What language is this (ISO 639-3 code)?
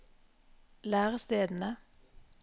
nor